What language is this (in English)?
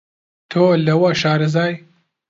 Central Kurdish